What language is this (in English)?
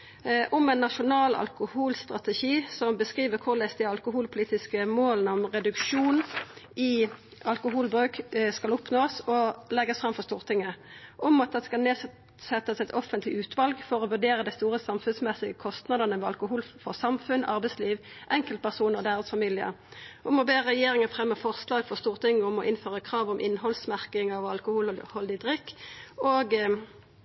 Norwegian Nynorsk